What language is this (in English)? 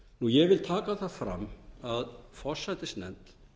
Icelandic